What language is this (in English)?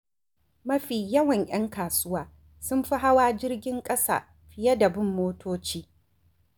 Hausa